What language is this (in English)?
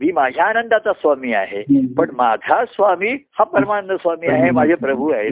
Marathi